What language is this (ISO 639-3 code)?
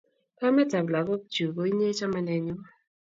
kln